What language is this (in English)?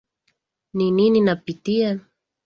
Swahili